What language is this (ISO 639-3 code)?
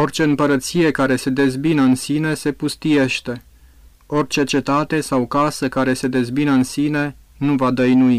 ron